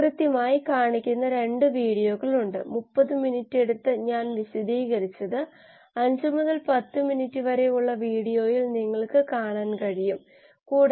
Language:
Malayalam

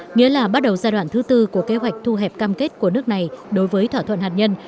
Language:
Vietnamese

